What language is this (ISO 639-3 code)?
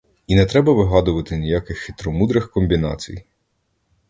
ukr